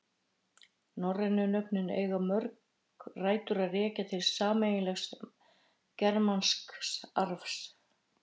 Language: Icelandic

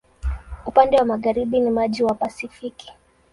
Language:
Swahili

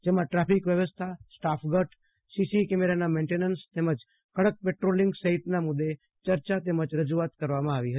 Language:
Gujarati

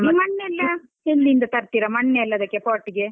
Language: Kannada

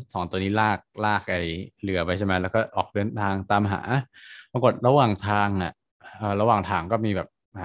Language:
Thai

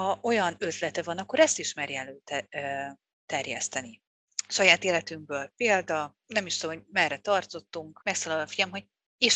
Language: Hungarian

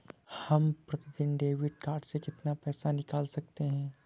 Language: Hindi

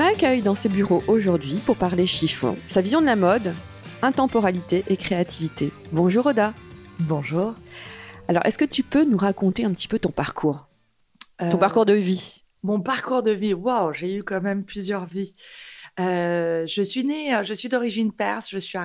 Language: French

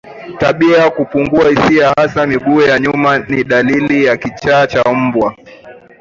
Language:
Swahili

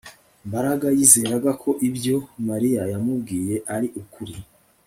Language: Kinyarwanda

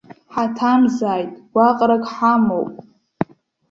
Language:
Abkhazian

